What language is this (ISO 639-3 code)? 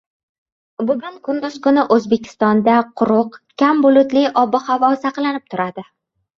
uzb